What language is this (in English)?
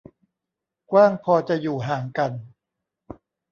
Thai